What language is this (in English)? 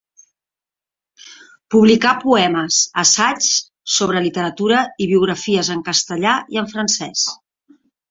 Catalan